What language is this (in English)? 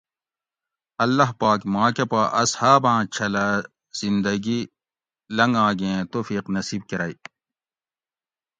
Gawri